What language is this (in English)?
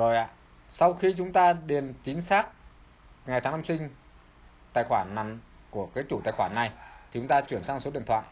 Vietnamese